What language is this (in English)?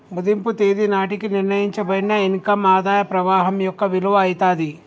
Telugu